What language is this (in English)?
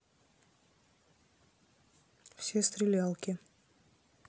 Russian